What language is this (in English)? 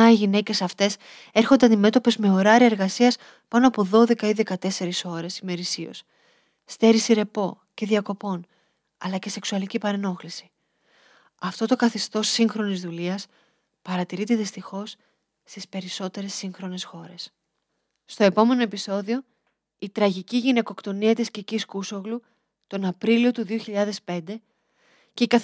Greek